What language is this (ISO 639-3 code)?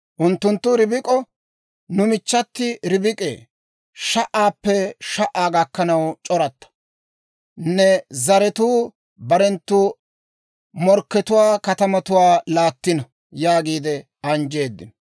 dwr